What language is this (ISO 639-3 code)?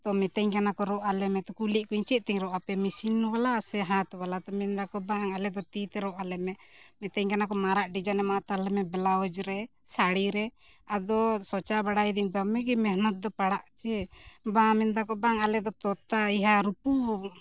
sat